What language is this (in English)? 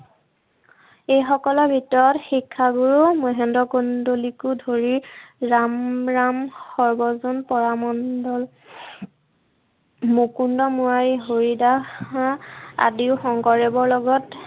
Assamese